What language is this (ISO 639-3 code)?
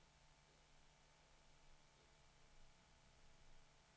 swe